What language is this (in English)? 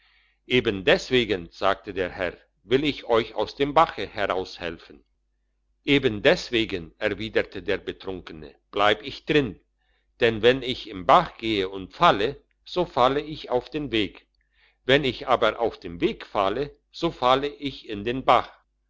German